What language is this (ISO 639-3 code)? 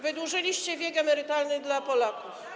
pol